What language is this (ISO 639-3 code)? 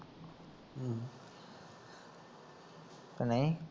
pan